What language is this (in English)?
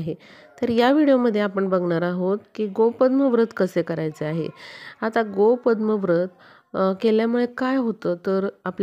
Marathi